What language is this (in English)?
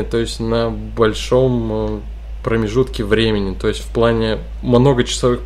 Russian